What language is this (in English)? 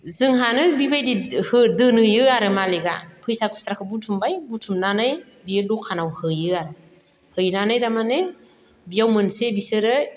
Bodo